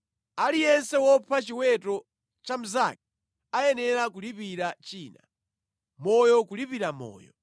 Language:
Nyanja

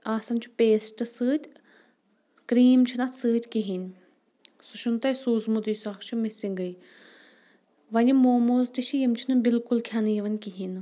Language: Kashmiri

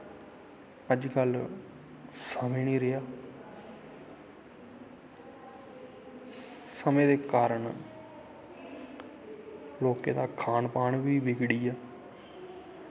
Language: Dogri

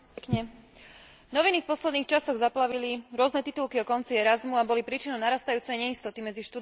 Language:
Slovak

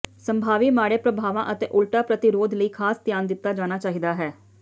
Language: Punjabi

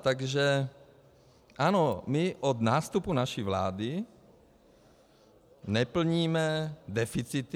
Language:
Czech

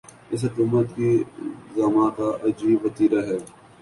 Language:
Urdu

